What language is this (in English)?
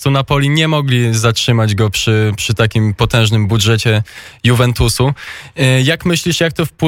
Polish